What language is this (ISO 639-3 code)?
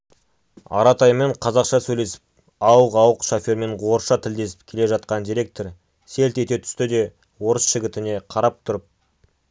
kaz